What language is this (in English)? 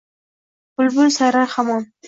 Uzbek